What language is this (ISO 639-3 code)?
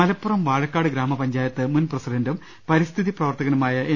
mal